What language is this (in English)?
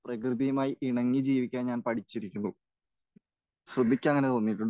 Malayalam